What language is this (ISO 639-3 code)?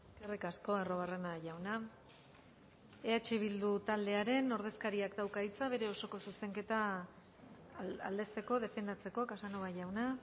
eus